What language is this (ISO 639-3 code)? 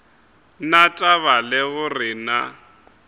nso